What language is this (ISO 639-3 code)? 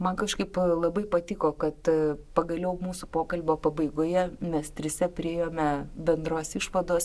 lit